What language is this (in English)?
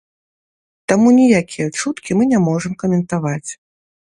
Belarusian